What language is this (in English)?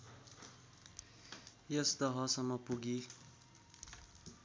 Nepali